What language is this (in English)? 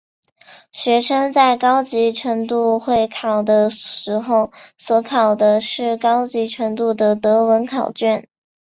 Chinese